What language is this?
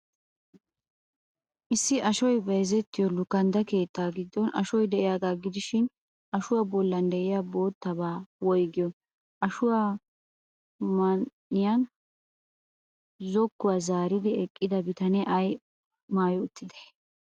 Wolaytta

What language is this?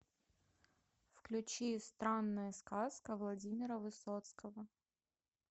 Russian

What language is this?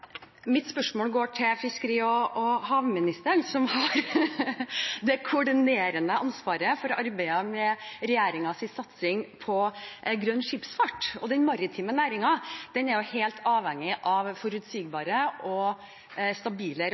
Norwegian Bokmål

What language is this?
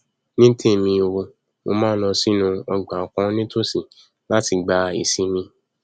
Yoruba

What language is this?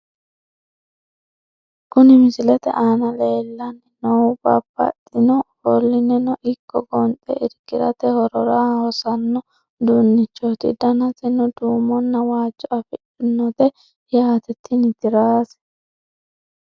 Sidamo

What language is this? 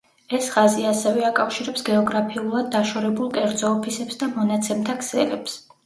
Georgian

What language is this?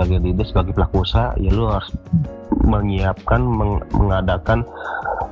Indonesian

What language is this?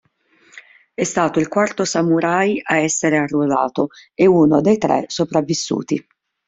Italian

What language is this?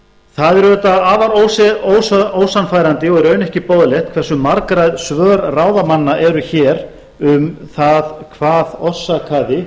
Icelandic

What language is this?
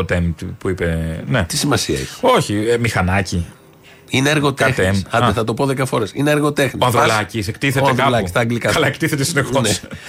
Greek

